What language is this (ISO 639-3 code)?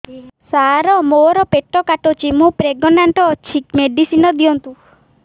ori